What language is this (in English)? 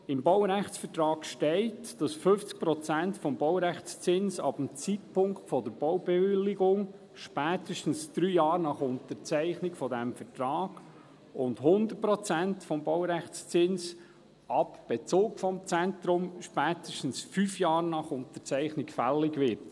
Swiss German